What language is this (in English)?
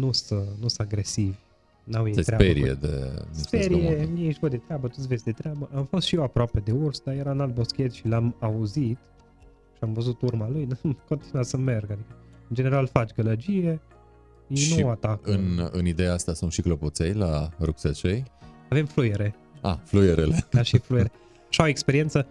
Romanian